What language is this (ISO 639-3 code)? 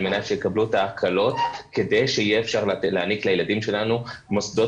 heb